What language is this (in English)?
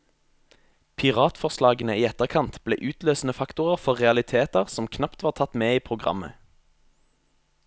Norwegian